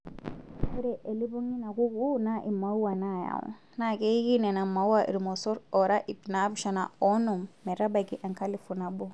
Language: Masai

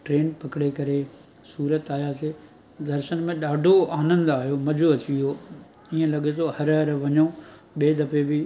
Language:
Sindhi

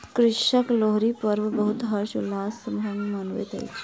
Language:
Maithili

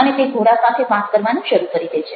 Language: Gujarati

